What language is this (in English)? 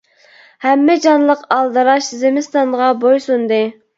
Uyghur